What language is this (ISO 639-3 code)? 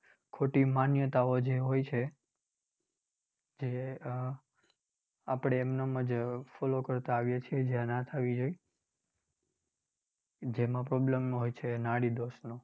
guj